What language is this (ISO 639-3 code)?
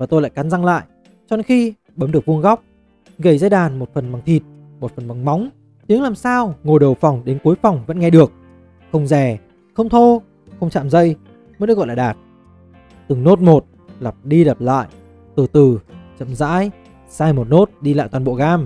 vie